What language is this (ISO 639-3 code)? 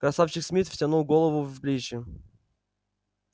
rus